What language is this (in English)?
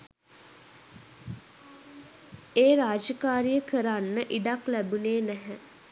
Sinhala